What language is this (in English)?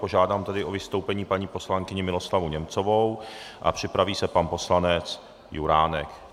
Czech